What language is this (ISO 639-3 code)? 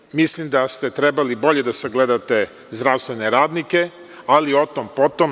srp